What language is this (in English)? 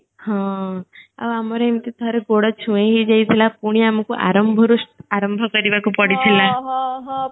Odia